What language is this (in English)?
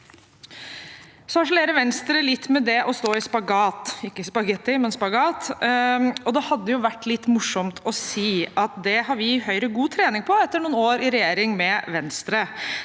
Norwegian